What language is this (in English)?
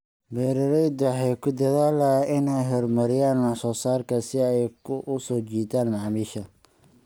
Somali